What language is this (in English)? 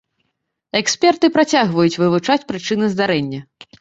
Belarusian